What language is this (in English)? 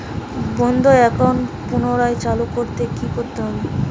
Bangla